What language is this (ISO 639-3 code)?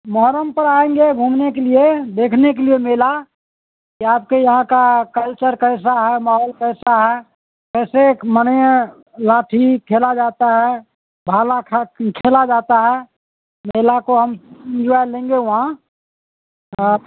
urd